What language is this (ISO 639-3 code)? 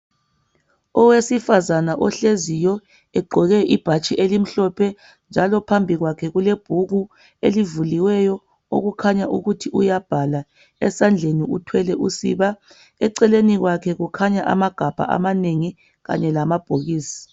nde